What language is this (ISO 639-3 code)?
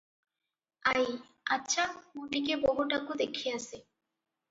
ori